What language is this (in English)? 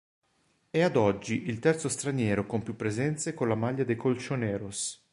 Italian